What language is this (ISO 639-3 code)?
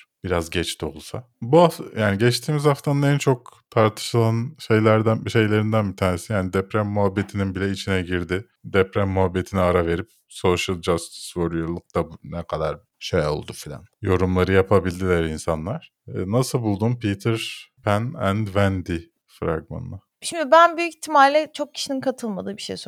tur